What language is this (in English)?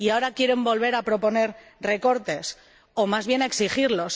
Spanish